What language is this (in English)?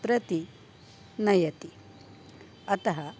Sanskrit